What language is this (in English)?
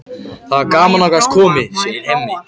Icelandic